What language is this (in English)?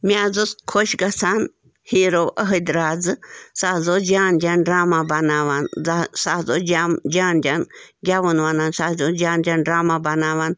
Kashmiri